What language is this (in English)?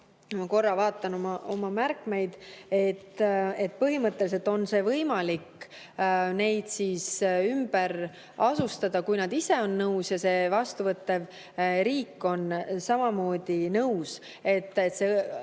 Estonian